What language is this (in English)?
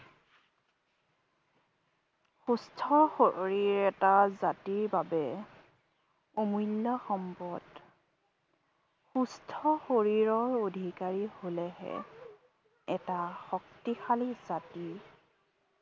Assamese